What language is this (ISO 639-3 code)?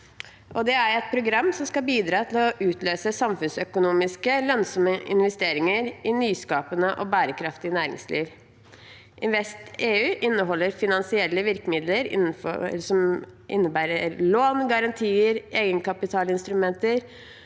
nor